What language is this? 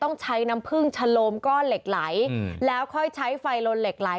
Thai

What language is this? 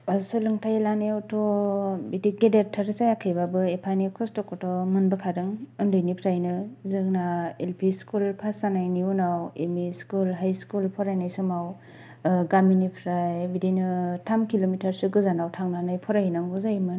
Bodo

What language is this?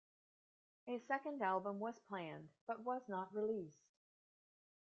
English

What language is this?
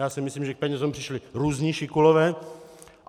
Czech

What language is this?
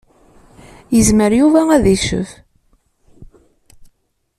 Kabyle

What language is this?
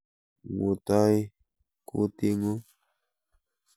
Kalenjin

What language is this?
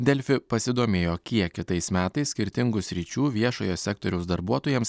Lithuanian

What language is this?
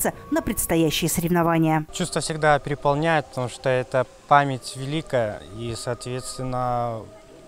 Russian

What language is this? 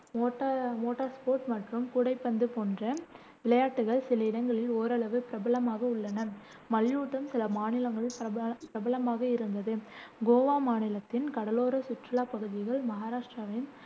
Tamil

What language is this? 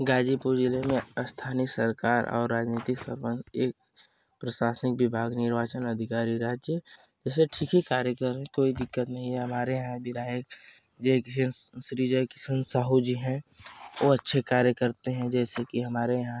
Hindi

